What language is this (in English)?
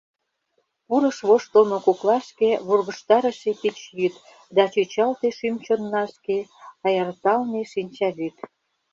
Mari